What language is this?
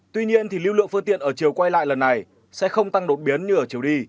Vietnamese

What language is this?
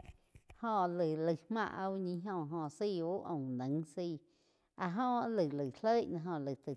Quiotepec Chinantec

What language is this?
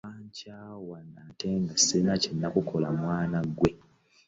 Ganda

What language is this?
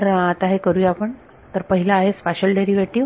Marathi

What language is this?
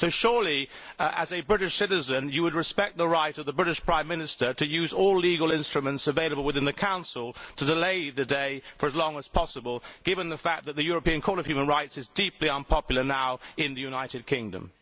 English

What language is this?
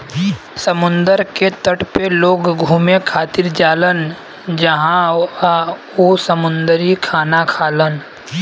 Bhojpuri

